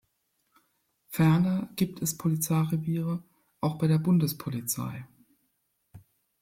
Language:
German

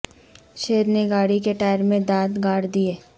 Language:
Urdu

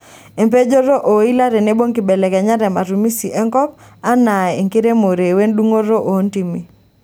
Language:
Masai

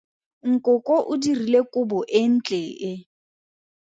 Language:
Tswana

